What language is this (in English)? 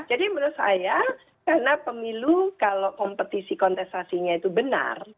Indonesian